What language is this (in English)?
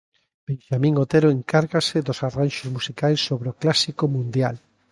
Galician